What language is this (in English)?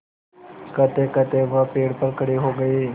Hindi